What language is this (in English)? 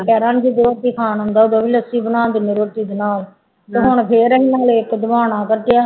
Punjabi